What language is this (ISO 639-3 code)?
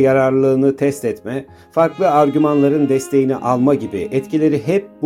tur